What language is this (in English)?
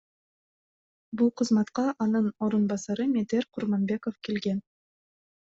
Kyrgyz